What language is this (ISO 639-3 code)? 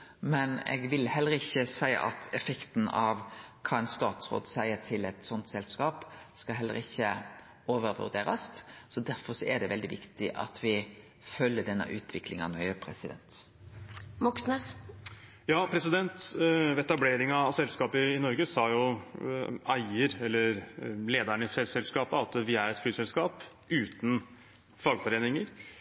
nor